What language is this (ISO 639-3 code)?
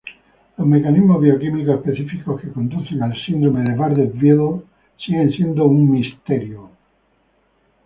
spa